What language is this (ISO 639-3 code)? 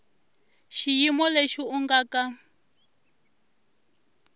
tso